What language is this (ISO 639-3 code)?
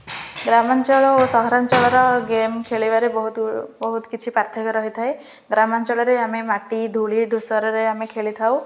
ori